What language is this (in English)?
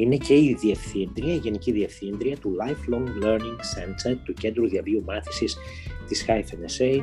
Greek